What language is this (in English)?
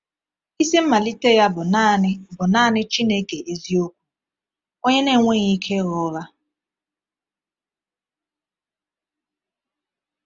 Igbo